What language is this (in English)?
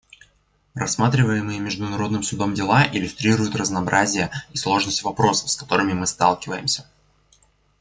Russian